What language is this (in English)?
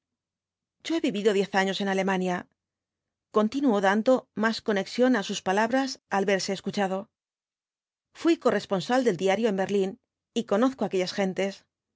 Spanish